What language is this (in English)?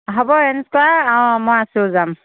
Assamese